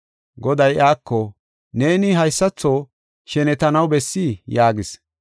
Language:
Gofa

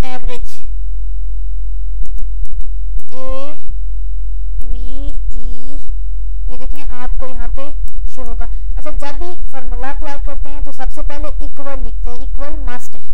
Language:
Hindi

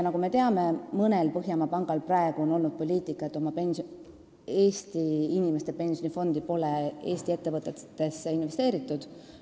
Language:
Estonian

